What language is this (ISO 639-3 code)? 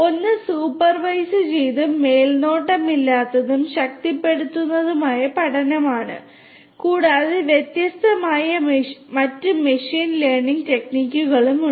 mal